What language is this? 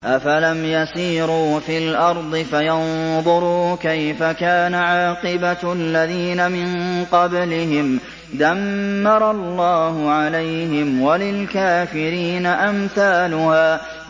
Arabic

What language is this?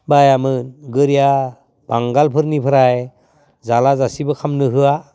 Bodo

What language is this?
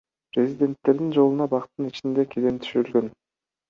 Kyrgyz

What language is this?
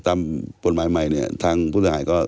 Thai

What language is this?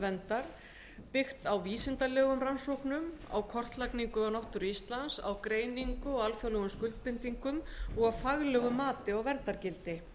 Icelandic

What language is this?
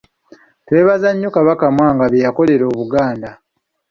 Ganda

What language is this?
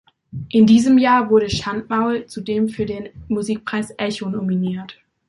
German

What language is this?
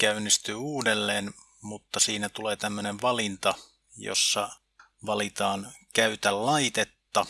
Finnish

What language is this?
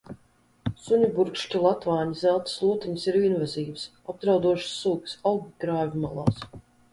Latvian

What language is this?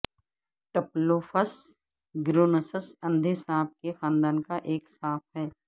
Urdu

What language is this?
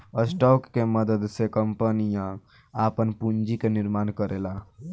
Bhojpuri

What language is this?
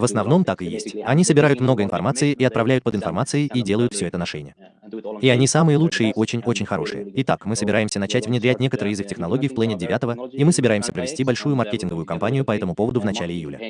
Russian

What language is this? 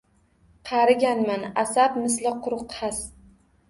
Uzbek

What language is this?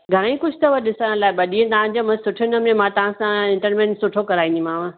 Sindhi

